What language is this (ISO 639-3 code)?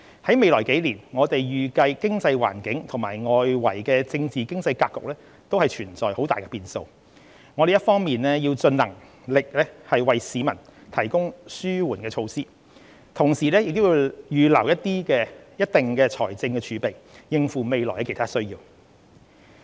yue